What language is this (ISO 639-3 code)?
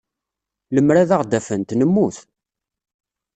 kab